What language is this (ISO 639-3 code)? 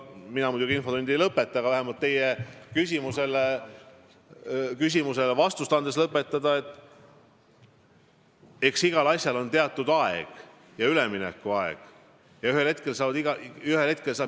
est